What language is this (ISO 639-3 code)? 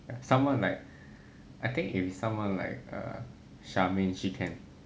eng